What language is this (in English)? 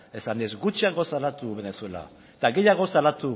Basque